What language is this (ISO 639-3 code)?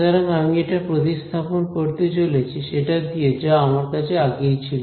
ben